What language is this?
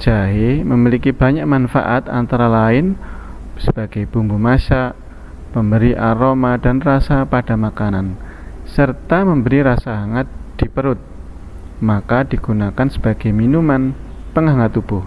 Indonesian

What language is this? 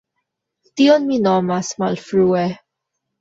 Esperanto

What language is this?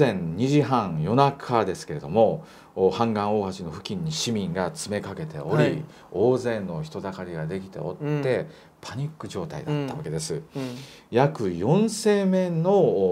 Japanese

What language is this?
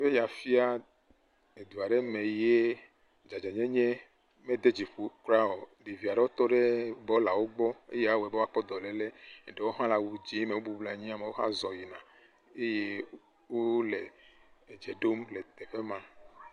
Ewe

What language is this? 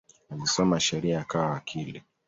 Swahili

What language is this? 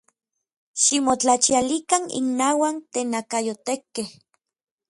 Orizaba Nahuatl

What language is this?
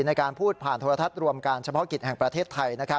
Thai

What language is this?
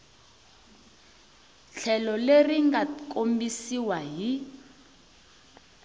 Tsonga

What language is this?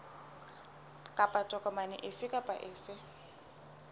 Southern Sotho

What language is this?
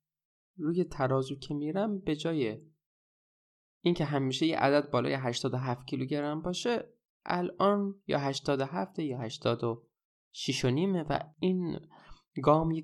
Persian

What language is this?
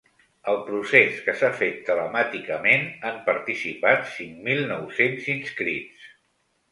Catalan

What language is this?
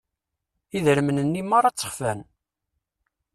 Kabyle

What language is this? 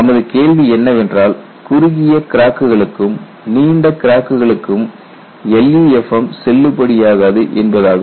Tamil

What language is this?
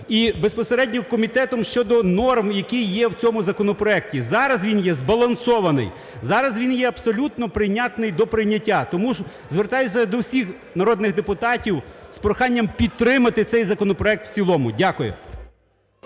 Ukrainian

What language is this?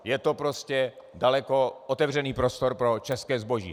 Czech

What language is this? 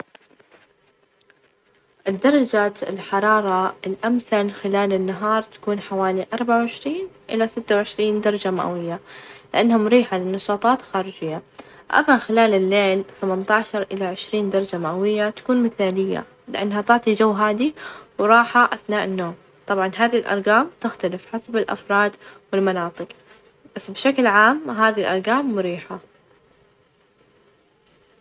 Najdi Arabic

